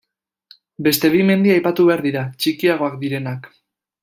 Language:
Basque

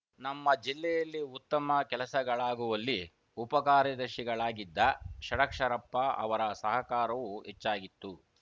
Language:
Kannada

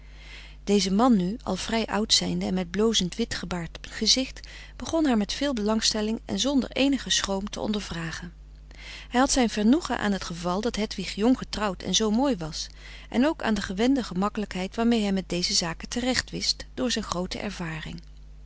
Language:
Dutch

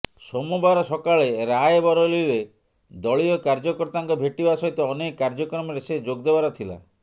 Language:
Odia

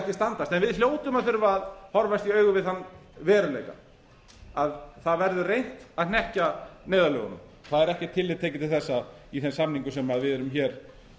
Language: Icelandic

